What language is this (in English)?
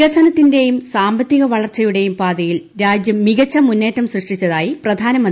Malayalam